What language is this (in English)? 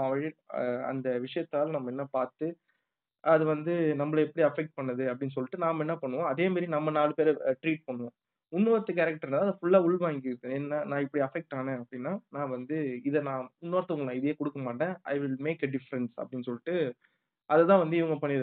Tamil